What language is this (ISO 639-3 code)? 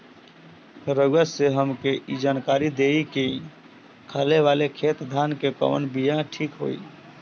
bho